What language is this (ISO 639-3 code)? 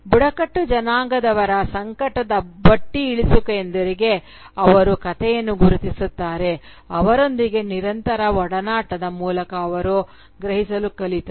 kan